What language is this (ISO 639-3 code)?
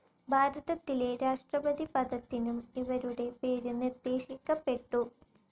mal